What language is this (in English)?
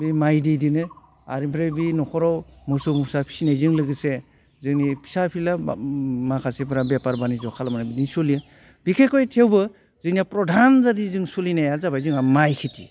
Bodo